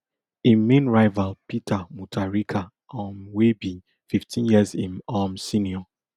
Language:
Nigerian Pidgin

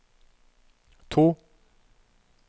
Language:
Norwegian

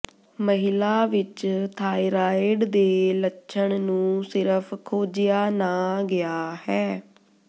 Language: Punjabi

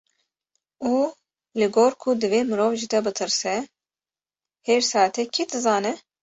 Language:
Kurdish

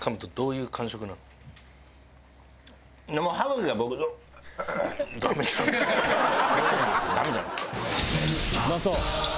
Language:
Japanese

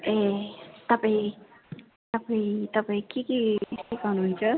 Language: Nepali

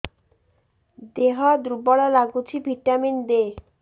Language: Odia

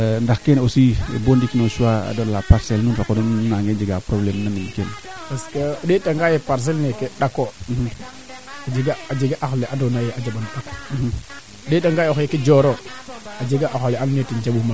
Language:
Serer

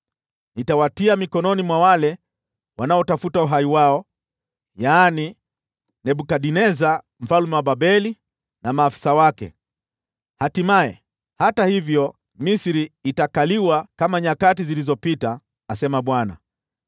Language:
Swahili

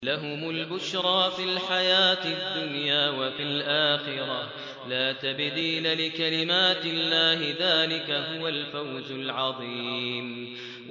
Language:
Arabic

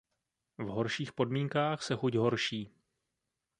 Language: Czech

